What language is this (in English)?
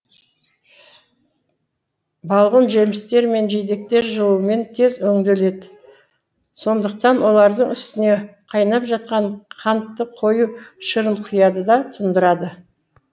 Kazakh